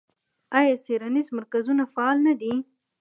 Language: Pashto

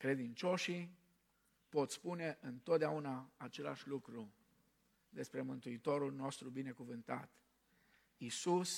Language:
Romanian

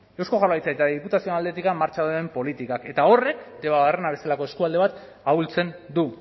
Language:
Basque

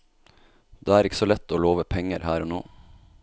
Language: Norwegian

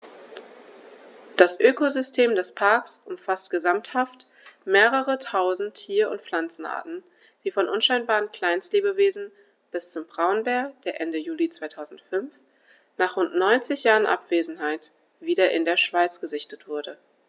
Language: German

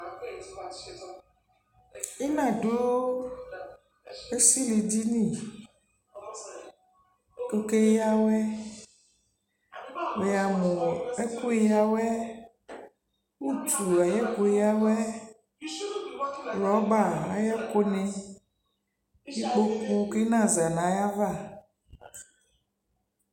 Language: Ikposo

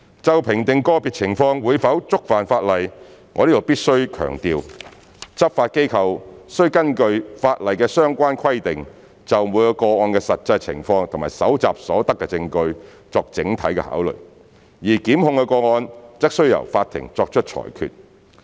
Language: Cantonese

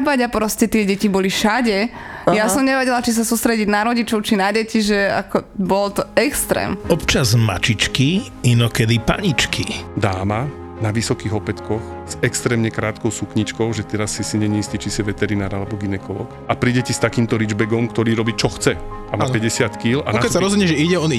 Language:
Slovak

